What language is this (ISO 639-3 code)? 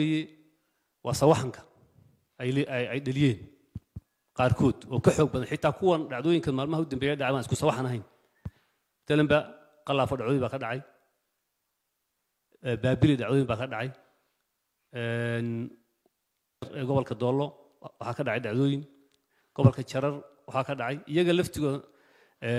ara